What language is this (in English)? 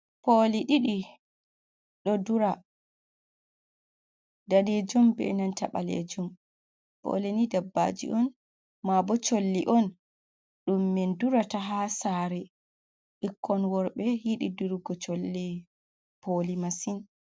Fula